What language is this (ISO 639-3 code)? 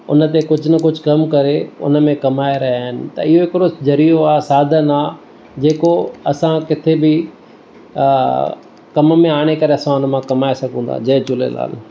snd